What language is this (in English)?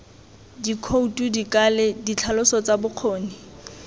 Tswana